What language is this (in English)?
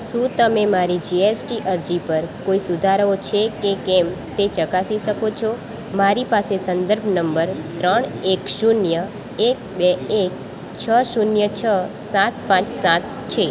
Gujarati